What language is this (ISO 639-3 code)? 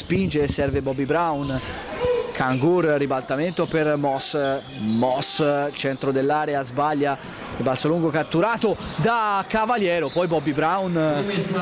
ita